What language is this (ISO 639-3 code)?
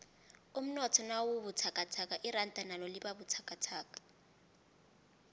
nbl